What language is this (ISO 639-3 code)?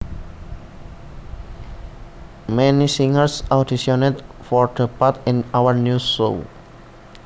jav